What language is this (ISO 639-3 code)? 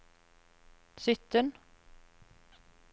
nor